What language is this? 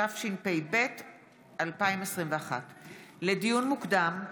Hebrew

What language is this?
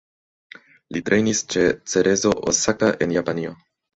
Esperanto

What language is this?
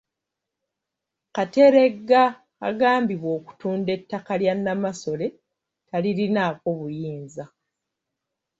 Ganda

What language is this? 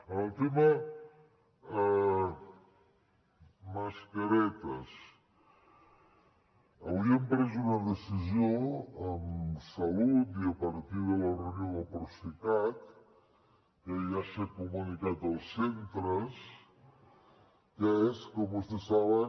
Catalan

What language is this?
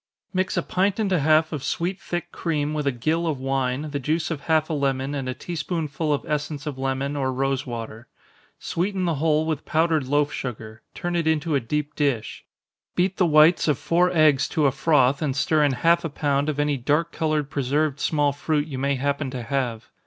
English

